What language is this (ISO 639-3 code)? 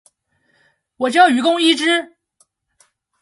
zho